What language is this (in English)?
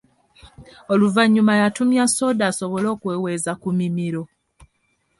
Ganda